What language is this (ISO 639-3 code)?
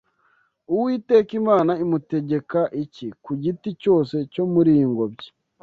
kin